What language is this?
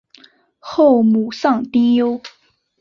Chinese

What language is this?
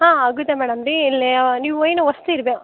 Kannada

